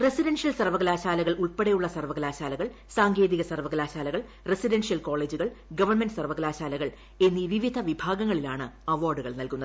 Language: Malayalam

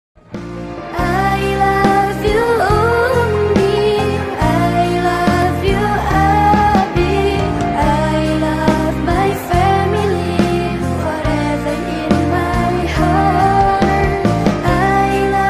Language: Indonesian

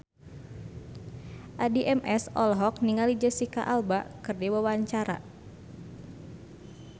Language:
Sundanese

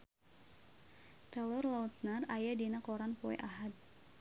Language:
Sundanese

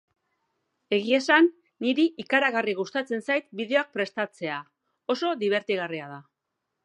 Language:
Basque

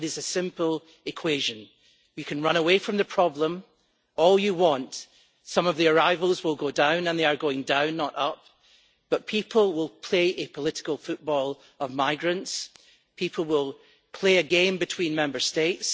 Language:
English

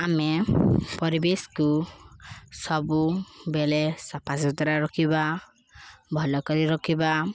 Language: Odia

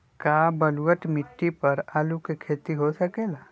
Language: Magahi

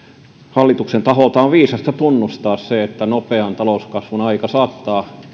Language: Finnish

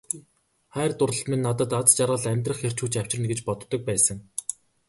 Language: Mongolian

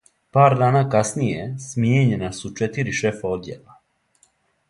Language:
Serbian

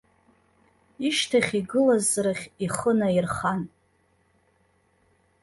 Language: Abkhazian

